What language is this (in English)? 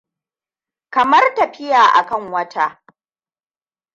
Hausa